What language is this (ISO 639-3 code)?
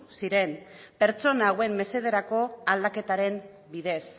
eus